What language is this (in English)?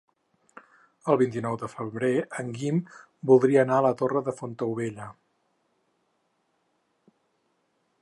Catalan